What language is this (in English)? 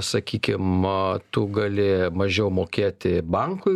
Lithuanian